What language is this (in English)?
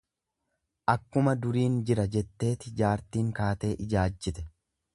Oromo